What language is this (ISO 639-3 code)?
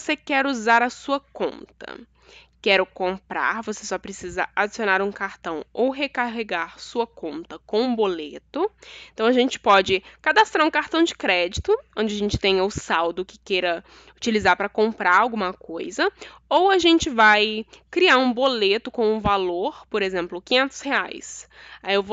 por